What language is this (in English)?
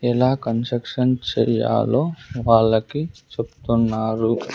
Telugu